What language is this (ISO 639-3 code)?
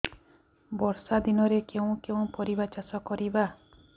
ori